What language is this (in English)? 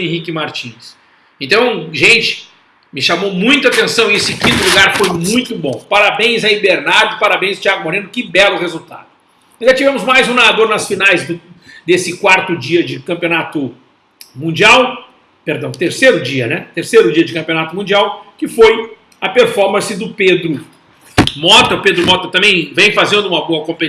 Portuguese